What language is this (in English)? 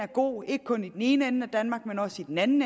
Danish